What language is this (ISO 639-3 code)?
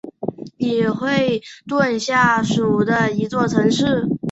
zho